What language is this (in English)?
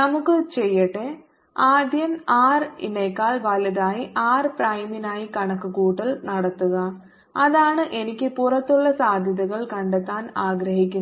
Malayalam